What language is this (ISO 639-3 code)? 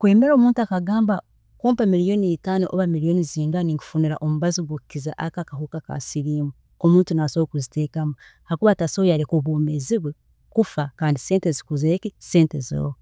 ttj